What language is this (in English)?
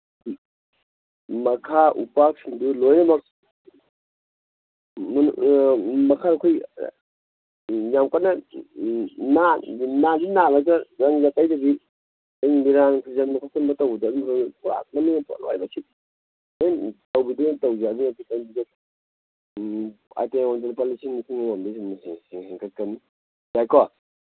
Manipuri